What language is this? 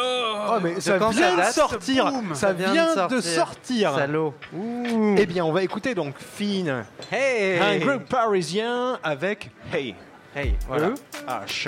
French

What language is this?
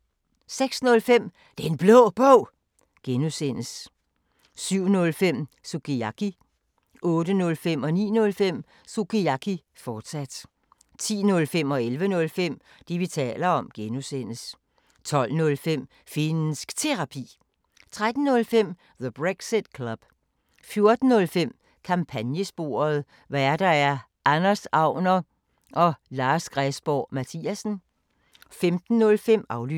Danish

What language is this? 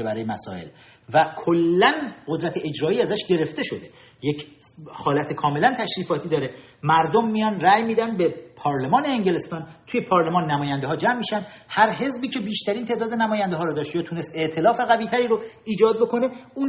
Persian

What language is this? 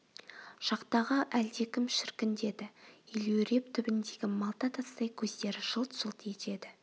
Kazakh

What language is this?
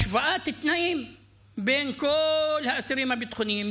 Hebrew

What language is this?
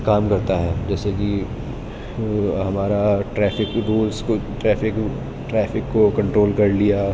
Urdu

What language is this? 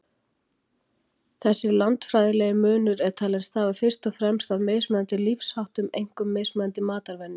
Icelandic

